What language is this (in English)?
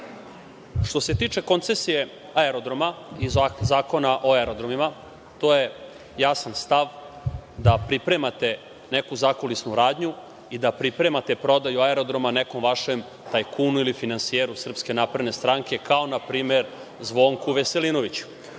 Serbian